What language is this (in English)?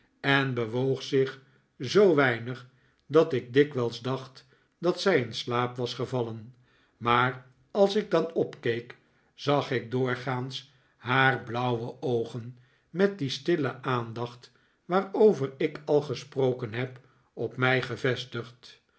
Dutch